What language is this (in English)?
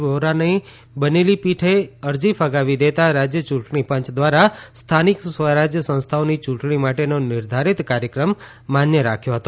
Gujarati